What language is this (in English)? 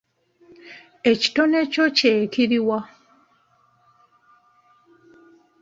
Ganda